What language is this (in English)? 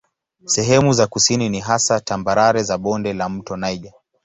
Swahili